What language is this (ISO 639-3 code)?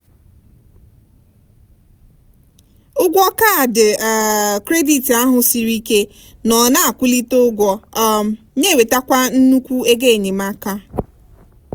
ibo